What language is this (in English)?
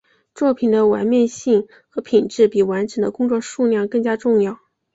Chinese